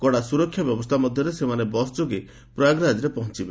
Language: Odia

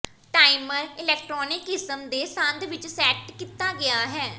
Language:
Punjabi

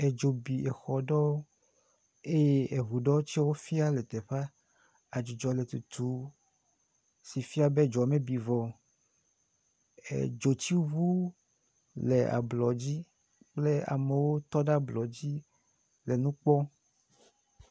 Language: Ewe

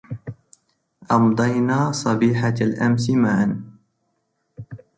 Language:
Arabic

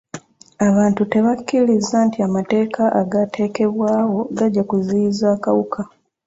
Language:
Ganda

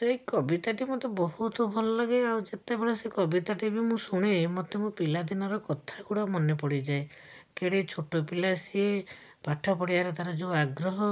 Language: Odia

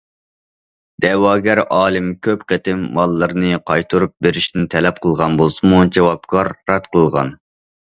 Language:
Uyghur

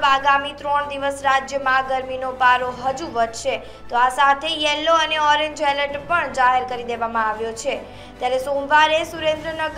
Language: Romanian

